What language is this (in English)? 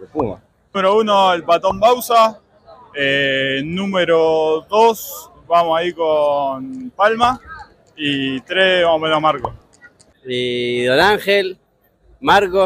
Spanish